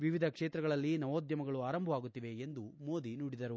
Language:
Kannada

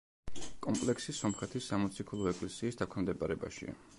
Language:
Georgian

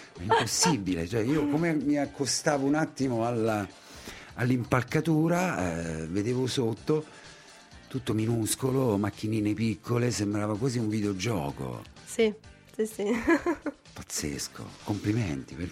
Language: Italian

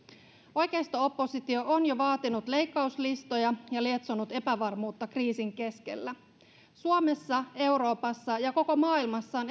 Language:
Finnish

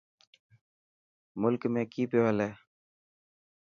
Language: Dhatki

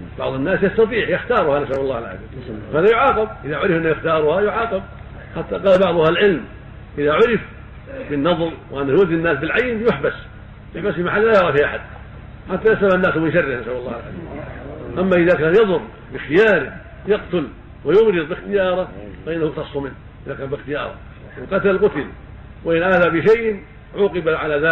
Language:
Arabic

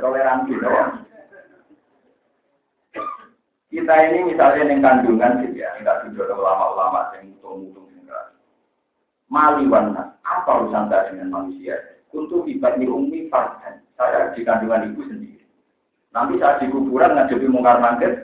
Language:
Indonesian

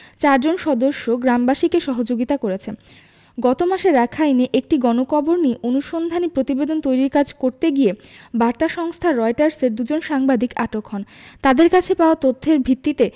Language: Bangla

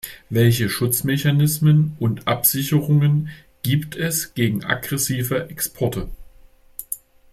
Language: German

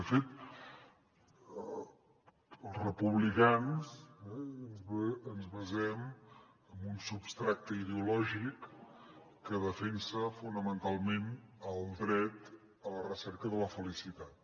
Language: Catalan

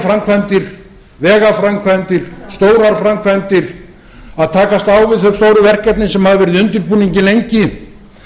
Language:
Icelandic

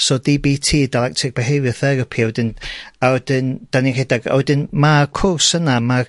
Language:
Welsh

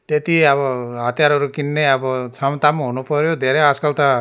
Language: Nepali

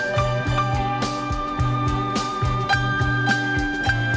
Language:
Vietnamese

